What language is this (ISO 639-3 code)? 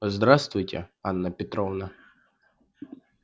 rus